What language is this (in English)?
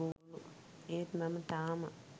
Sinhala